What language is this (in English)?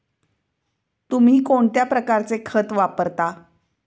Marathi